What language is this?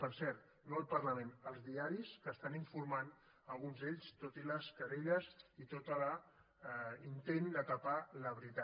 Catalan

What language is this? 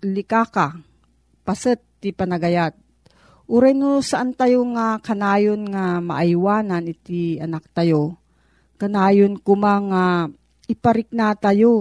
Filipino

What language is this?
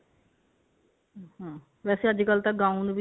Punjabi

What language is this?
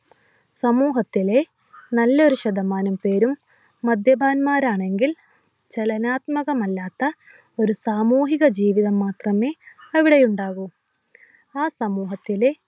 Malayalam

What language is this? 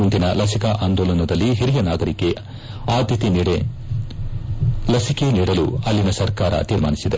Kannada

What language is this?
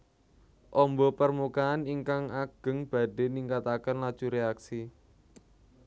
Javanese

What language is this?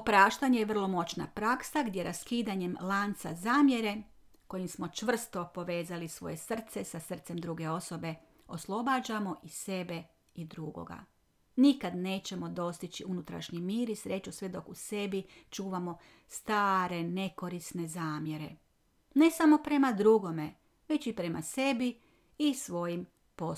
Croatian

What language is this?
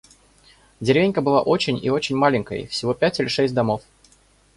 Russian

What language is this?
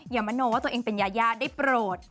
Thai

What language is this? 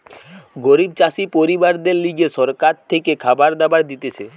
Bangla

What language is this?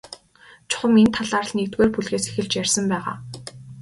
Mongolian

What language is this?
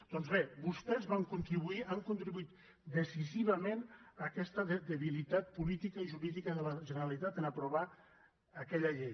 Catalan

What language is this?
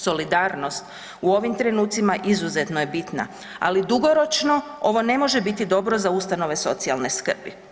Croatian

